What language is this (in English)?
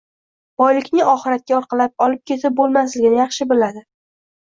Uzbek